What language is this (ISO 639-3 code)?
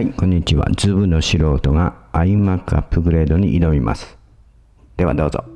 jpn